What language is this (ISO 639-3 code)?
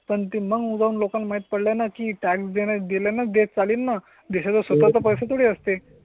mar